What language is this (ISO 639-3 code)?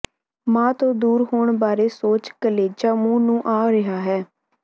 pan